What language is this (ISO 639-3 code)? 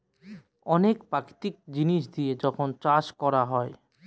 ben